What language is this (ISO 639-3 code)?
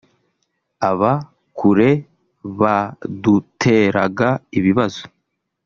kin